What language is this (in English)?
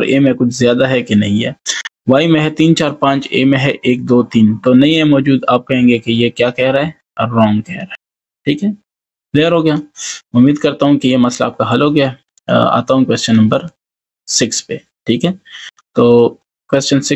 Hindi